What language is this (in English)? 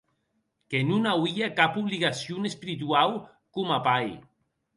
Occitan